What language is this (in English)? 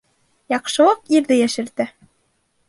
Bashkir